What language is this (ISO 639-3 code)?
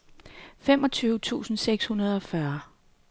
dan